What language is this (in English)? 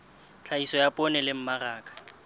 Southern Sotho